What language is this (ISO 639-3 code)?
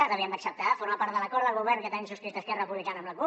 cat